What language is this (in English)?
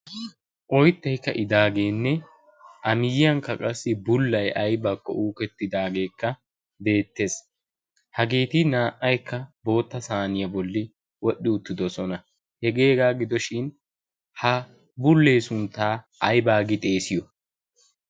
Wolaytta